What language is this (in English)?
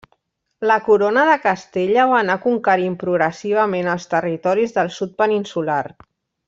Catalan